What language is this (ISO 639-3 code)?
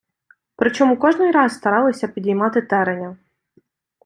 ukr